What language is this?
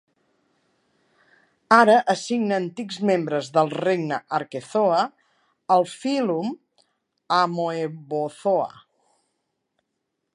Catalan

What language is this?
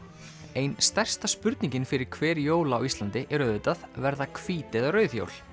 Icelandic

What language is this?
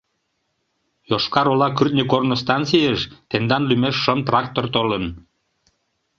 Mari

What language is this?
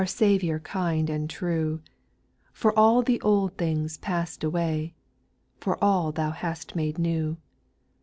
English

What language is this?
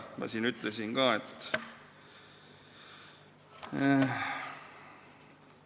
Estonian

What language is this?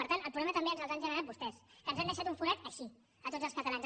Catalan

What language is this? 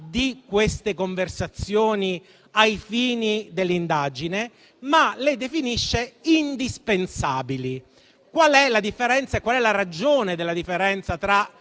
Italian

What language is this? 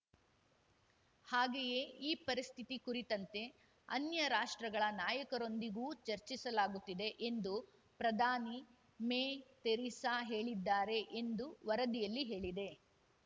Kannada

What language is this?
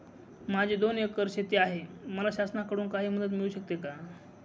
Marathi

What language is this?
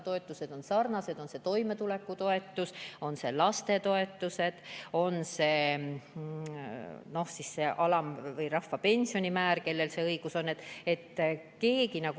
Estonian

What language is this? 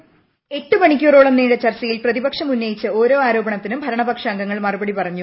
Malayalam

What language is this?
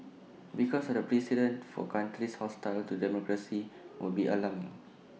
English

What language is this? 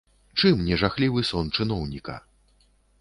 Belarusian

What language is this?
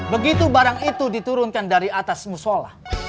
Indonesian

